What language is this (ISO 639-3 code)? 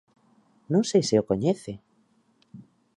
glg